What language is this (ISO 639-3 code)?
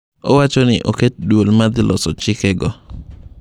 luo